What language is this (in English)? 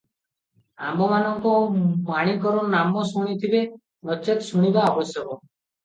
Odia